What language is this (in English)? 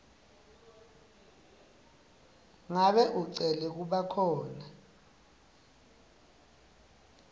Swati